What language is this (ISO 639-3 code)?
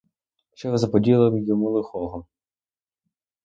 ukr